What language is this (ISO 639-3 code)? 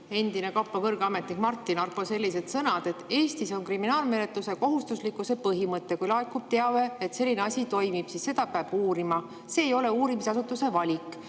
est